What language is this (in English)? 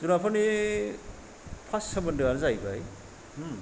Bodo